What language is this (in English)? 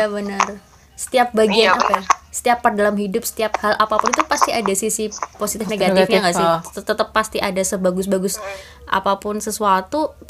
Indonesian